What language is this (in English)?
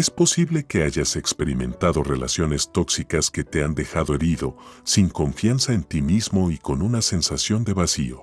Spanish